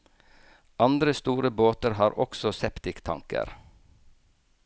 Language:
Norwegian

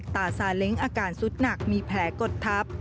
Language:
Thai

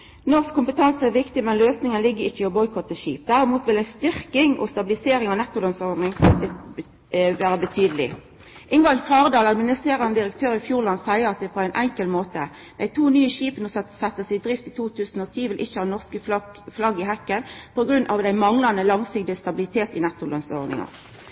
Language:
Norwegian Nynorsk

